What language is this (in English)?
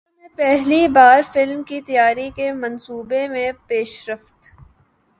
Urdu